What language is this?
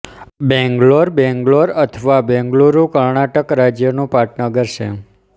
Gujarati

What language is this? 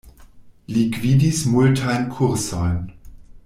Esperanto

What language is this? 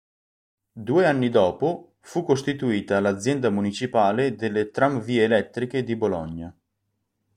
Italian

